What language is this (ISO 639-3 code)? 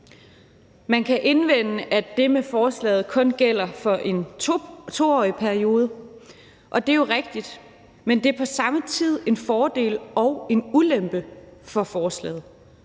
dan